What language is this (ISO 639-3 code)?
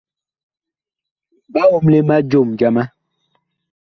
bkh